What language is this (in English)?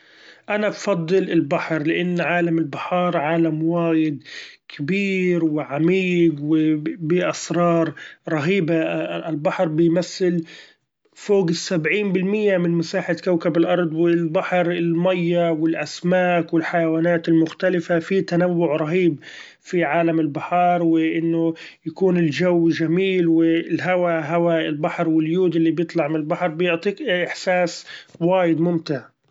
Gulf Arabic